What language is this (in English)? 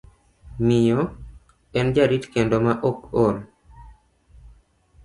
Luo (Kenya and Tanzania)